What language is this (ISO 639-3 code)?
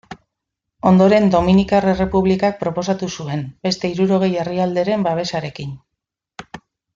eus